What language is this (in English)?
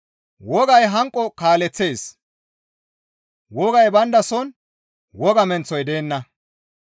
Gamo